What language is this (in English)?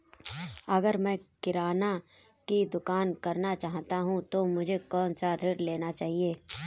Hindi